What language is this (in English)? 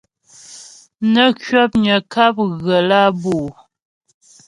Ghomala